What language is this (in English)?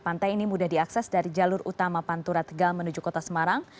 Indonesian